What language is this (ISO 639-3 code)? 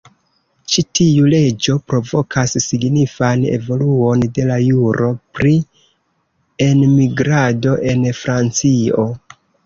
epo